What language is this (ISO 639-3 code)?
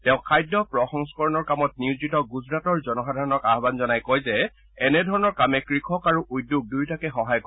asm